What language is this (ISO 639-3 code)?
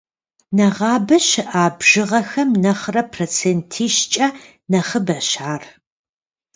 kbd